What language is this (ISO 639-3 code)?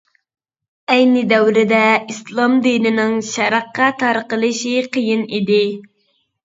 uig